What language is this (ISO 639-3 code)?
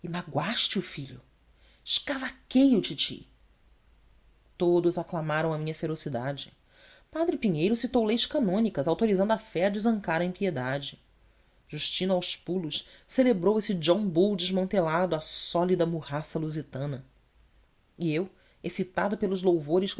por